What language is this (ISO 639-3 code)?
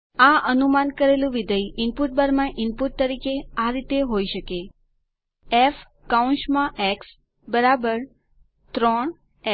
guj